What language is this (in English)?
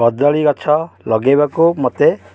Odia